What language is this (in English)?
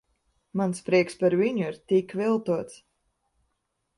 Latvian